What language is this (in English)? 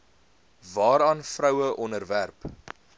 Afrikaans